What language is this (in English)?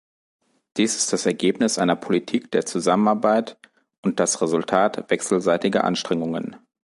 German